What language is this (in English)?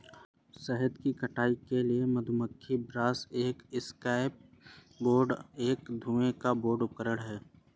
Hindi